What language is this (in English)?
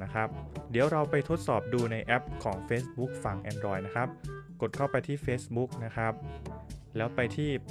Thai